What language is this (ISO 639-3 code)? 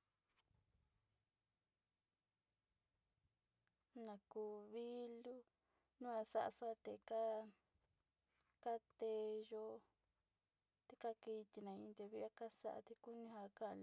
xti